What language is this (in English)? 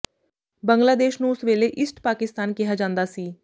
Punjabi